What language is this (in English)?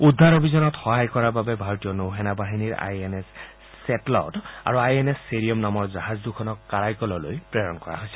Assamese